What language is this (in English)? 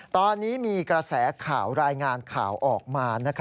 Thai